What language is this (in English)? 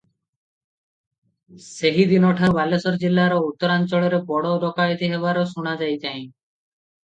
Odia